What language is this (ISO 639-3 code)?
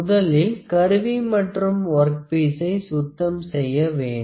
tam